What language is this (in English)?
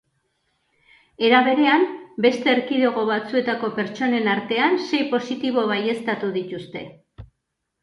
Basque